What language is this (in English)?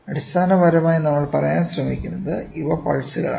Malayalam